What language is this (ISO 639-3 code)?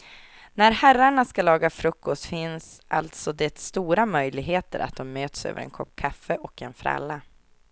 swe